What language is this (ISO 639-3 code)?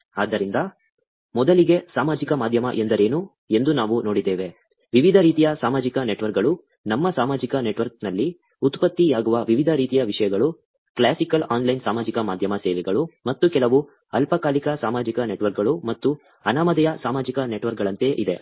kan